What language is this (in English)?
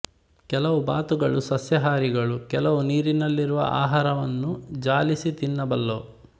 Kannada